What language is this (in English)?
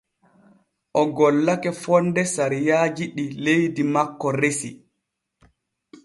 Borgu Fulfulde